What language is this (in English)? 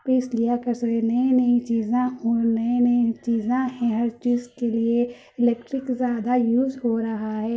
Urdu